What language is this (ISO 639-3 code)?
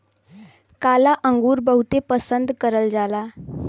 bho